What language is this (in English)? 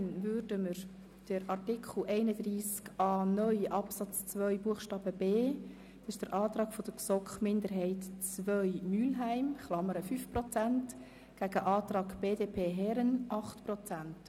Swiss German